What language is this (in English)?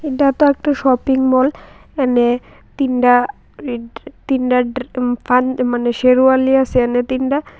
Bangla